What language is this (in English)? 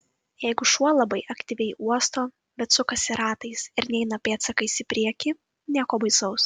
Lithuanian